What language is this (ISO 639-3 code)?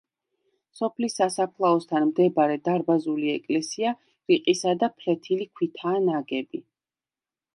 kat